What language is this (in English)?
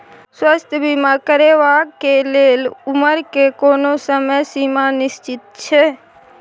Maithili